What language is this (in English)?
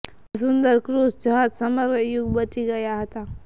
Gujarati